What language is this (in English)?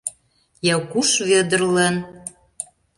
Mari